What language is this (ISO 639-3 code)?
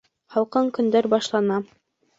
bak